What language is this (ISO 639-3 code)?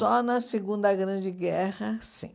por